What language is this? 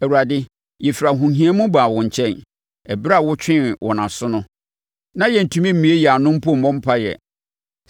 Akan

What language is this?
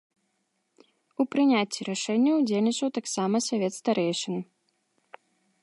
Belarusian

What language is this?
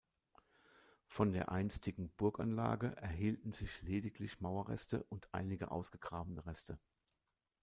German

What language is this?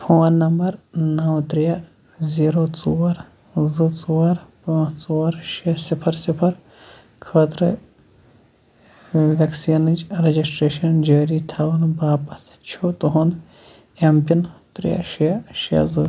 Kashmiri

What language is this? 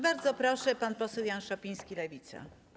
Polish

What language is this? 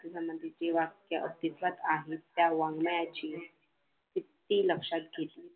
Marathi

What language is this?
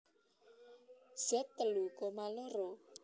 Javanese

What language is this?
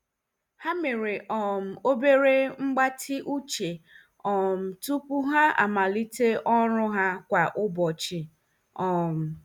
Igbo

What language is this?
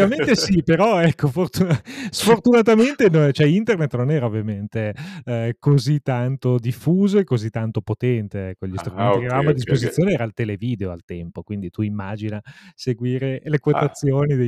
Italian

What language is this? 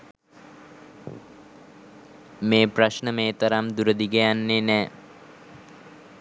Sinhala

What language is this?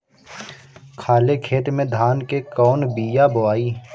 Bhojpuri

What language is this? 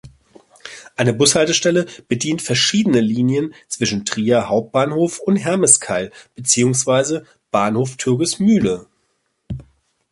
German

